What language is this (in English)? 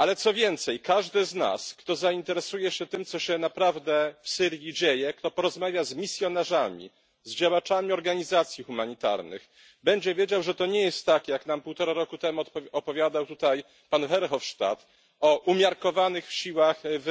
Polish